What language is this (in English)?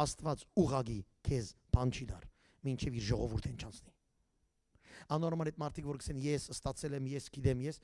Turkish